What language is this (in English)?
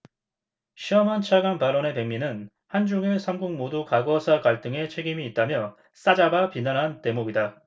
Korean